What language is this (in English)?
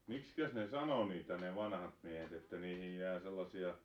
Finnish